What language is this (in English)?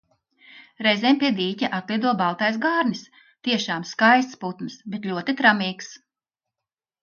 Latvian